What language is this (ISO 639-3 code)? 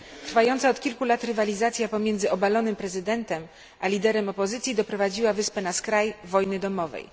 pol